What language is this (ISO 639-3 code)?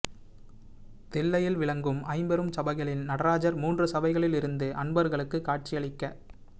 tam